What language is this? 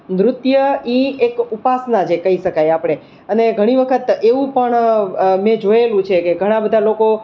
Gujarati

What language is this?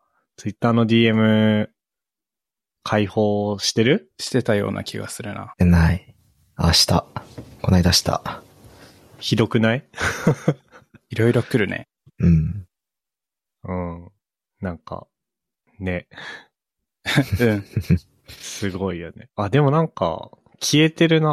Japanese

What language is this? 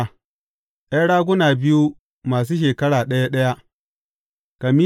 Hausa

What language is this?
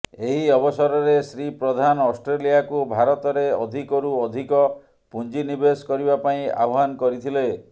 Odia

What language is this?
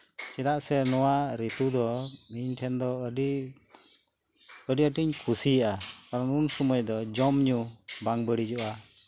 Santali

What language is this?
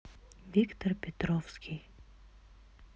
Russian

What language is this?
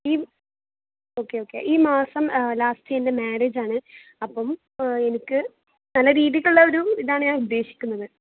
Malayalam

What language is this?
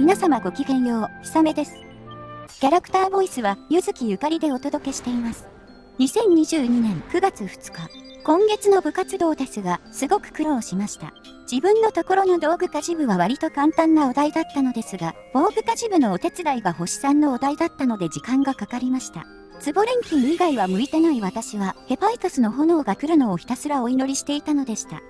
Japanese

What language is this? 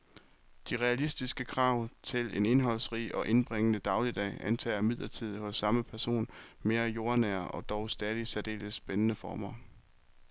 Danish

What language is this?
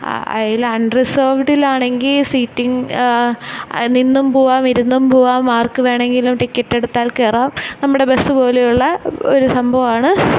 Malayalam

